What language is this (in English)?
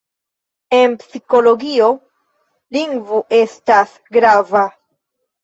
Esperanto